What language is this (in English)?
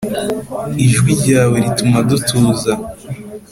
Kinyarwanda